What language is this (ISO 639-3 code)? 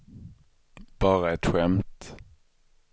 swe